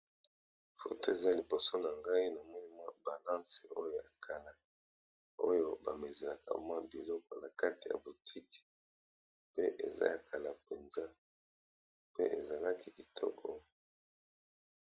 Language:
Lingala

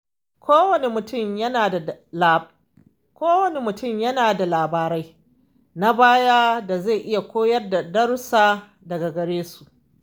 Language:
Hausa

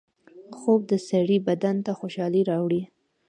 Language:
Pashto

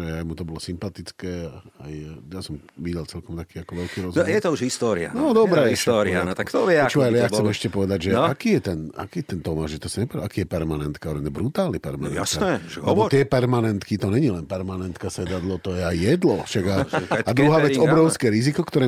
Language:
Slovak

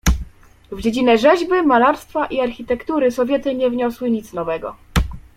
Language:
Polish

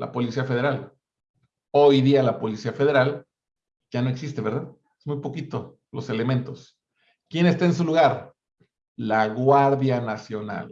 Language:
Spanish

